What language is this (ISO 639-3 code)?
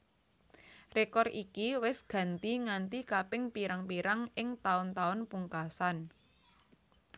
jav